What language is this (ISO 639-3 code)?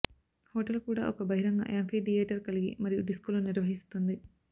tel